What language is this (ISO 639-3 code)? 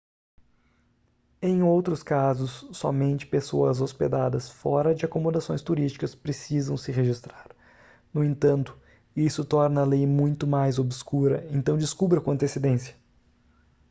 por